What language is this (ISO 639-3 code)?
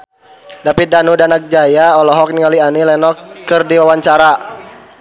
sun